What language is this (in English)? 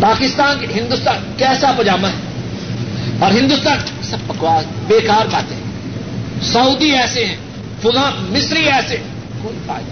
Urdu